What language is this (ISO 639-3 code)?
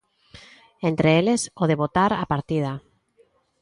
glg